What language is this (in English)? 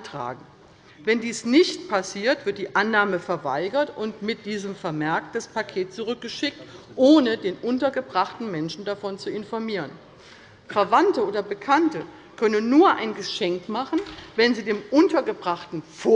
German